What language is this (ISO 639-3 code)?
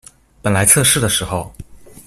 zho